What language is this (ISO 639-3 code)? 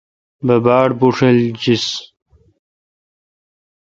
xka